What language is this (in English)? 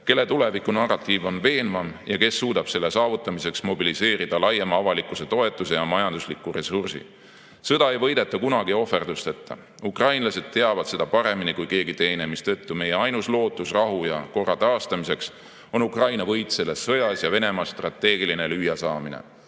Estonian